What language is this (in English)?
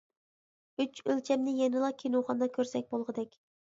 Uyghur